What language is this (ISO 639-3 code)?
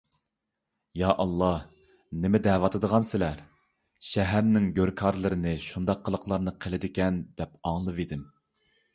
uig